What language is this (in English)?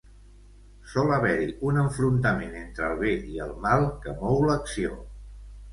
Catalan